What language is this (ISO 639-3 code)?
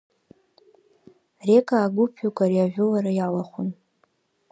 abk